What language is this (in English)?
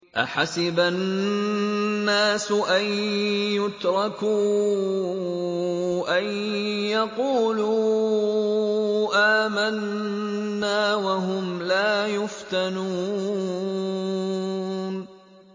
Arabic